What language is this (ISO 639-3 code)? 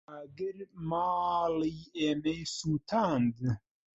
ckb